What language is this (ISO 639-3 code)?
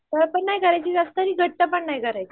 mar